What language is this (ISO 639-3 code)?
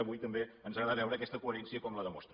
cat